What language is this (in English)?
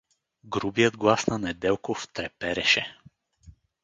Bulgarian